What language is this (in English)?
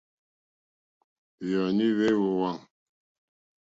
Mokpwe